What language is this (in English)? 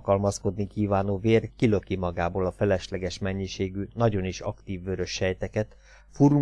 Hungarian